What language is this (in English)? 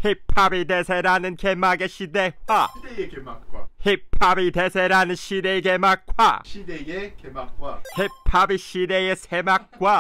Korean